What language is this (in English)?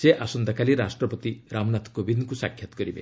Odia